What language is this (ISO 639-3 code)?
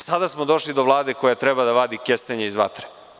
srp